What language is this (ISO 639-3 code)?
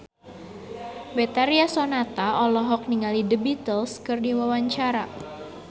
sun